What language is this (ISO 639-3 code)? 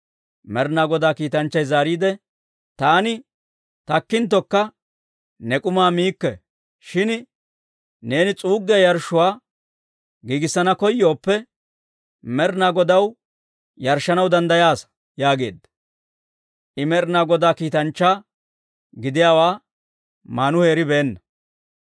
dwr